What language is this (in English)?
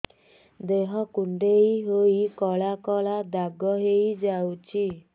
Odia